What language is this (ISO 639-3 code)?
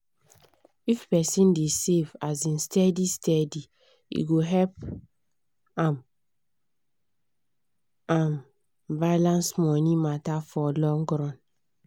pcm